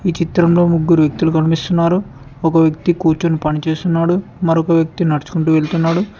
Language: Telugu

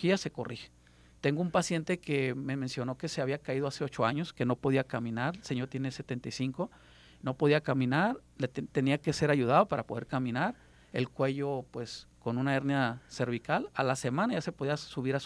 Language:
Spanish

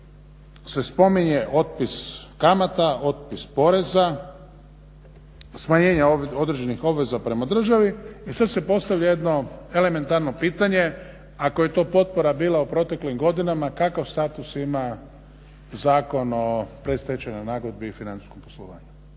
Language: Croatian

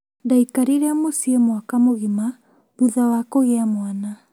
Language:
Kikuyu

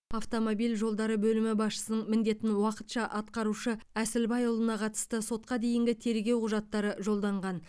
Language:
Kazakh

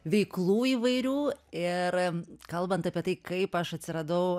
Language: Lithuanian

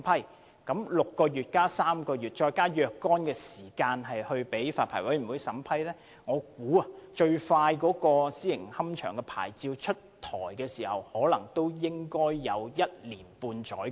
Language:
Cantonese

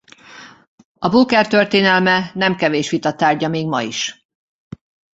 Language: Hungarian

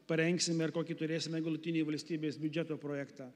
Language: Lithuanian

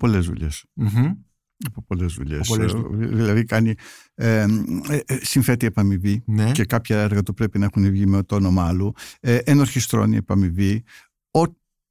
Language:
Greek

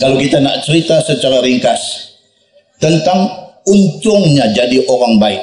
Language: Malay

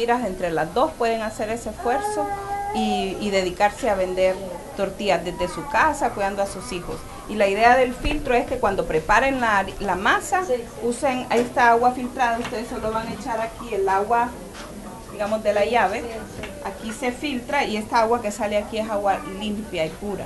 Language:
Spanish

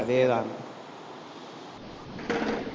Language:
Tamil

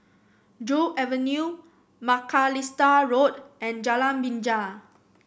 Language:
English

